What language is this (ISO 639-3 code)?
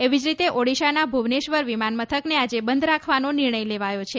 guj